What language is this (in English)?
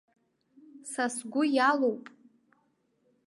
Abkhazian